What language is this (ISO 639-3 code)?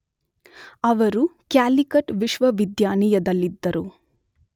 kan